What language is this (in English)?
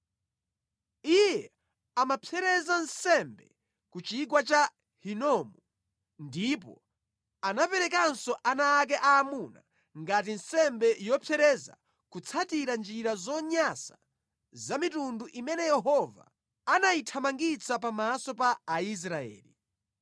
Nyanja